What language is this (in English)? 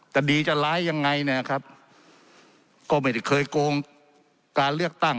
Thai